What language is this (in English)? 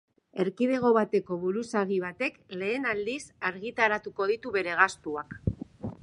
Basque